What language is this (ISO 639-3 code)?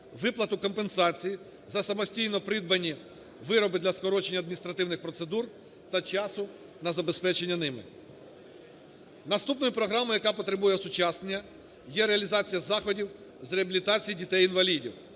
ukr